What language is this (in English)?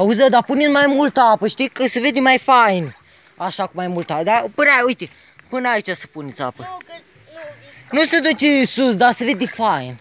Romanian